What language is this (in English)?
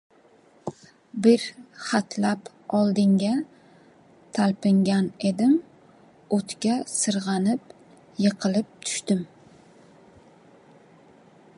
Uzbek